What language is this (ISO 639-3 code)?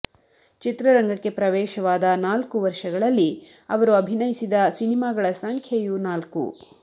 kan